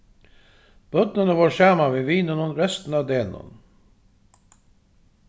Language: Faroese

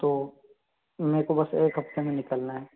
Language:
Hindi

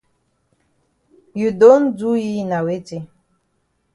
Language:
Cameroon Pidgin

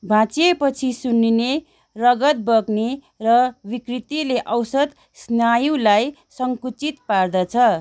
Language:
Nepali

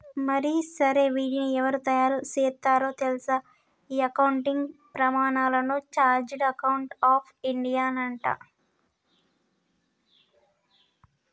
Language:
Telugu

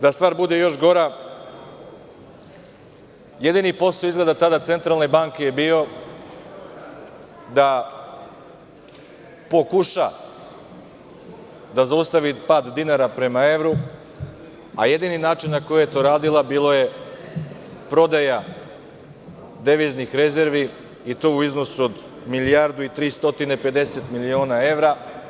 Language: Serbian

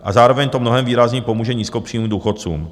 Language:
Czech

